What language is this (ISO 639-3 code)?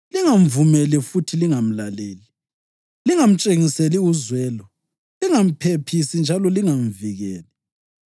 nde